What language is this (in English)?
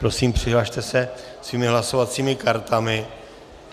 Czech